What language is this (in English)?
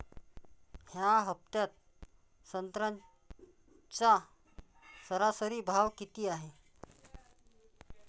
Marathi